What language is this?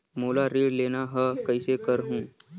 Chhattisgarhi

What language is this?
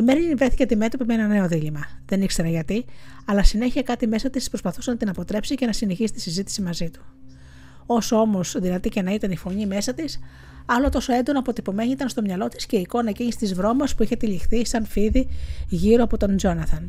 Greek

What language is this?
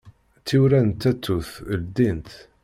Kabyle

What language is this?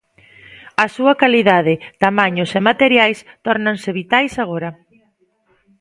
Galician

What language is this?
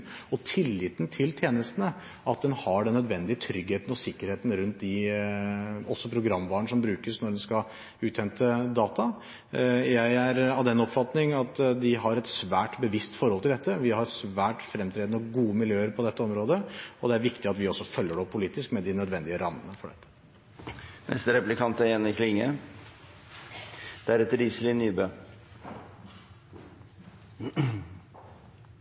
Norwegian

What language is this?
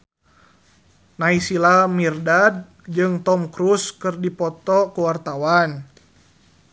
Sundanese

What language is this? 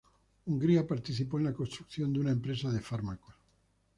Spanish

